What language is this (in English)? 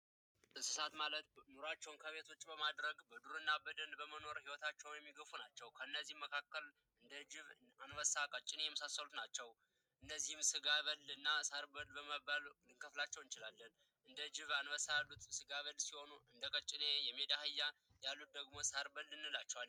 Amharic